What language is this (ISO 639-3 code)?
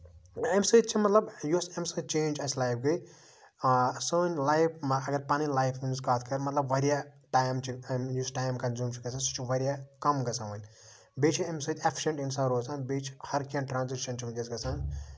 kas